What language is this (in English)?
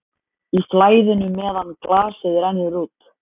Icelandic